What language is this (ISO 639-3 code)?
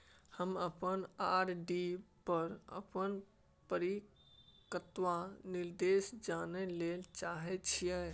mai